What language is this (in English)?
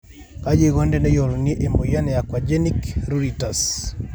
Masai